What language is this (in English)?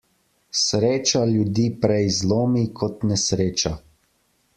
Slovenian